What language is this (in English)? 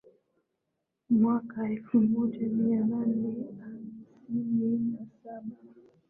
Swahili